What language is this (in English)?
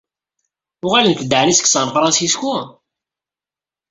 Kabyle